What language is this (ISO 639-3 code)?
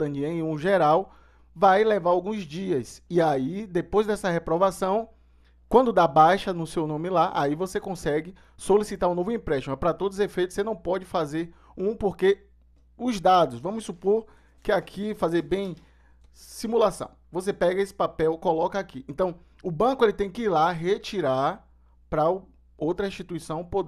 por